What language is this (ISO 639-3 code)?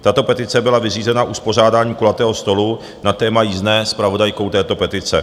ces